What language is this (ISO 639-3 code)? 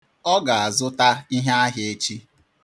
ibo